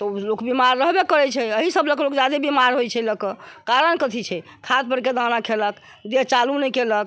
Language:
Maithili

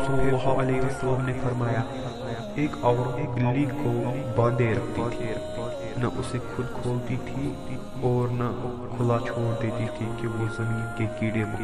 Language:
Urdu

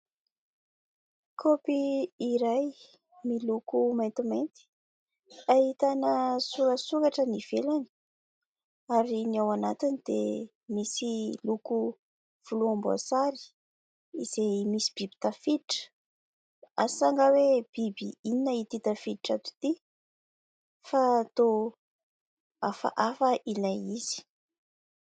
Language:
Malagasy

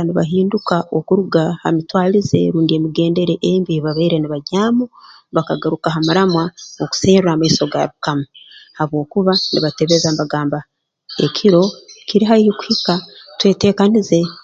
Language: Tooro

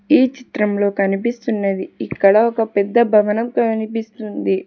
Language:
Telugu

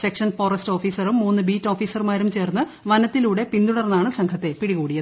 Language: Malayalam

